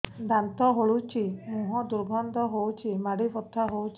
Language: Odia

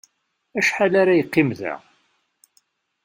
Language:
Kabyle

